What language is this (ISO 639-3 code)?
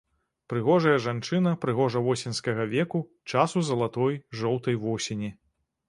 bel